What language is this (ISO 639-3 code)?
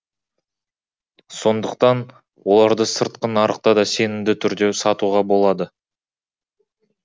kaz